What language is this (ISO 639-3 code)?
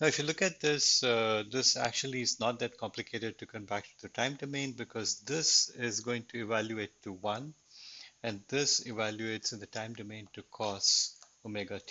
eng